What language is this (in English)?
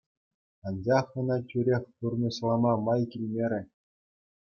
Chuvash